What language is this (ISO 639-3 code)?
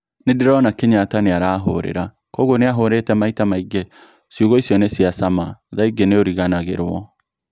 kik